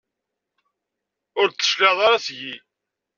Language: Kabyle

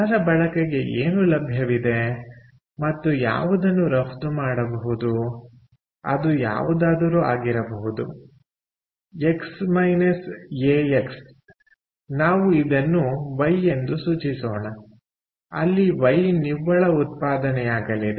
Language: Kannada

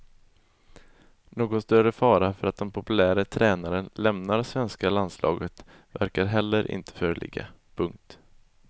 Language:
Swedish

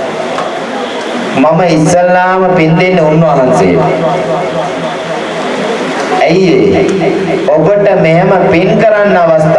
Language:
Sinhala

